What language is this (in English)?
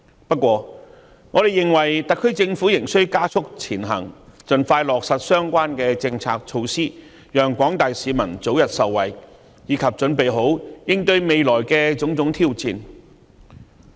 Cantonese